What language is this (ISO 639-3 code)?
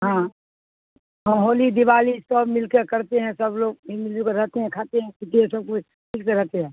urd